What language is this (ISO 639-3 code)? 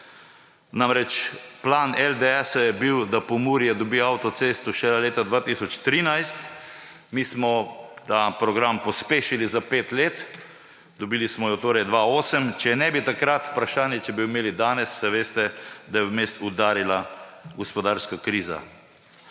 slv